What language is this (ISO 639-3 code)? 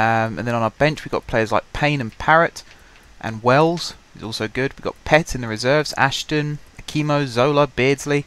eng